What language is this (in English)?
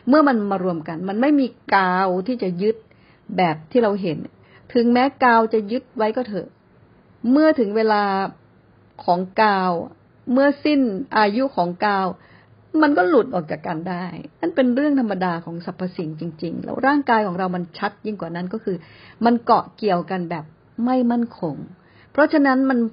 Thai